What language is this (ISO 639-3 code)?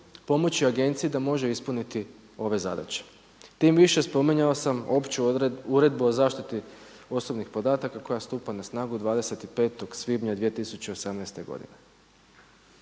hrv